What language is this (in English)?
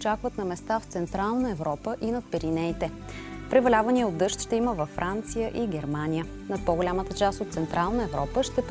Bulgarian